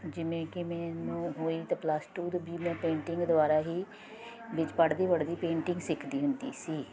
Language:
Punjabi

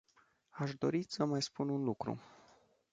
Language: Romanian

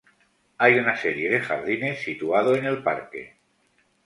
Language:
Spanish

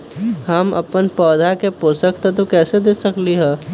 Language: Magahi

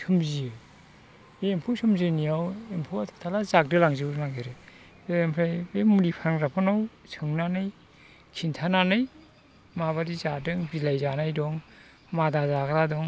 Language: Bodo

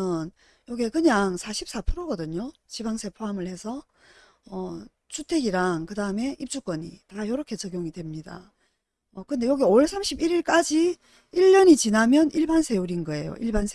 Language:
Korean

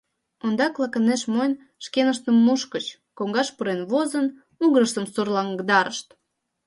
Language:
Mari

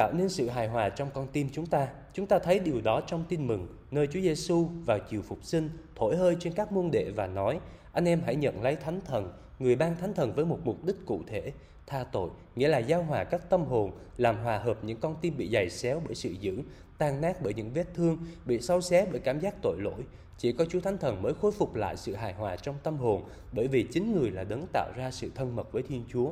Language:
Vietnamese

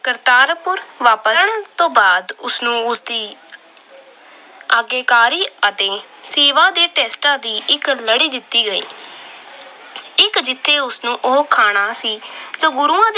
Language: Punjabi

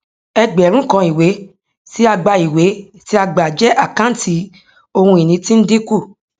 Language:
Yoruba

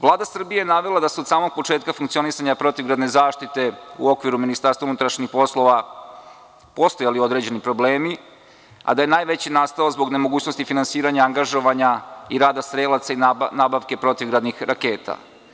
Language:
Serbian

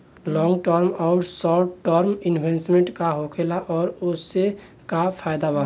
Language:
Bhojpuri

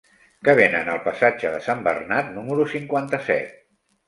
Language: Catalan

